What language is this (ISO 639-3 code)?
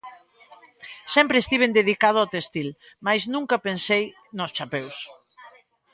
glg